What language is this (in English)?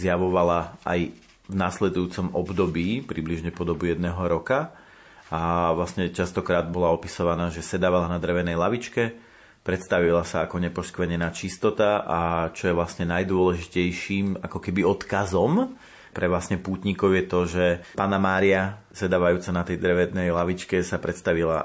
Slovak